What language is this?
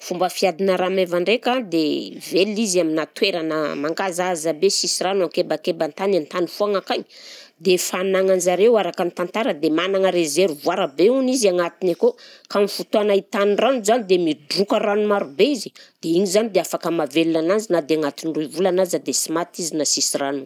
Southern Betsimisaraka Malagasy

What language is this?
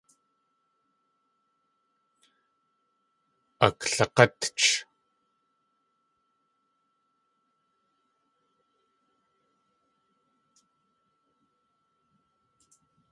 Tlingit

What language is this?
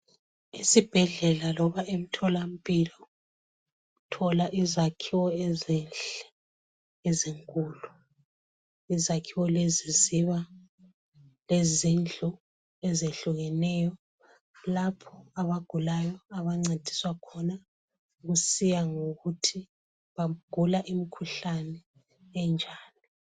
North Ndebele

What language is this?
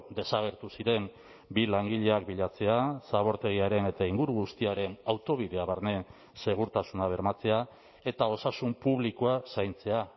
Basque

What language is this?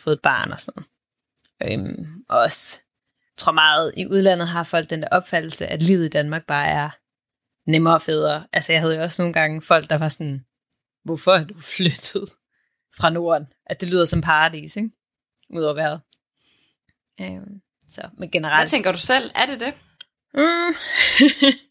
Danish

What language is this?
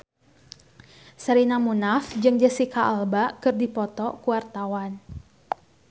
Sundanese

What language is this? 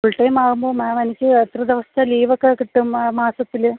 Malayalam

